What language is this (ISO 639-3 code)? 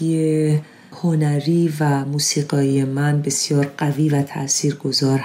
fas